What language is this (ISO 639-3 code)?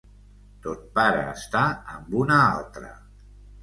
cat